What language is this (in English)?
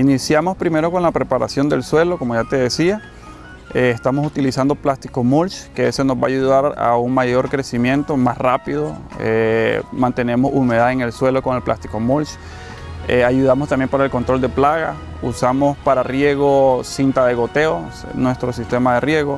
Spanish